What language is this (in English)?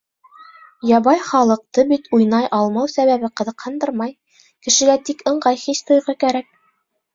Bashkir